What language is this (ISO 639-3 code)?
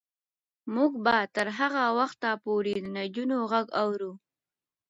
pus